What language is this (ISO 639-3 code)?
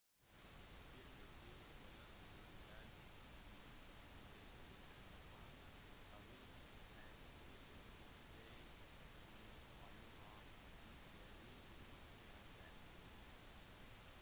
nob